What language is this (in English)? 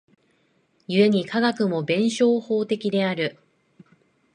Japanese